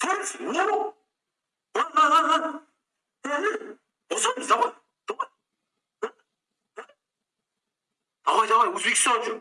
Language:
Turkish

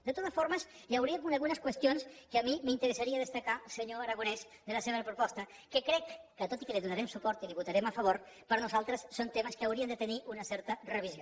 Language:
Catalan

